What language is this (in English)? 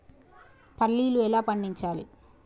Telugu